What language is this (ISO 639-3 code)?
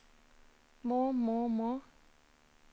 nor